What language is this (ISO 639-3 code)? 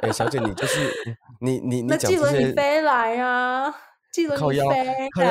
zho